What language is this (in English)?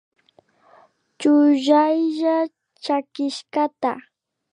Imbabura Highland Quichua